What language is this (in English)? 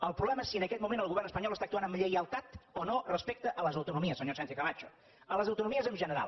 Catalan